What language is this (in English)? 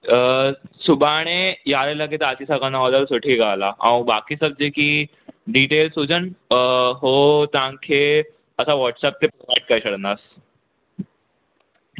Sindhi